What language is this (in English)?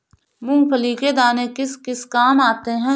Hindi